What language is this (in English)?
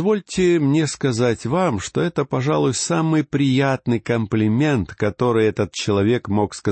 Russian